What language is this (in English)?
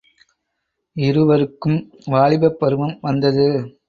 Tamil